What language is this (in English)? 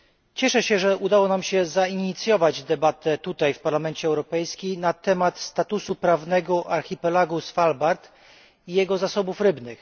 Polish